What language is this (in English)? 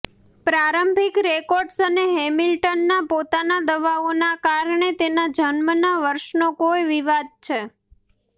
Gujarati